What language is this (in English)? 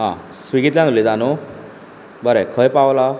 Konkani